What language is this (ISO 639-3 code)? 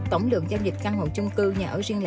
vie